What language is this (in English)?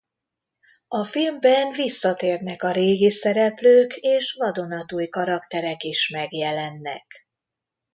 Hungarian